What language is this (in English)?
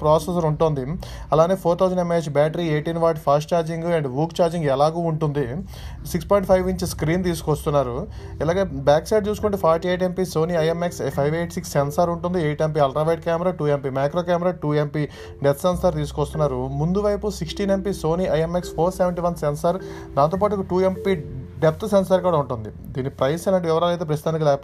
Telugu